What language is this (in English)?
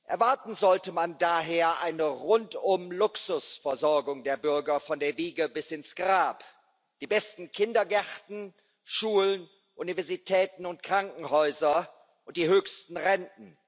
German